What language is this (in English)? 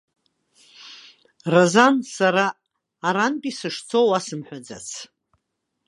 Abkhazian